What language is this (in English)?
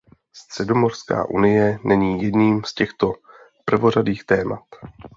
Czech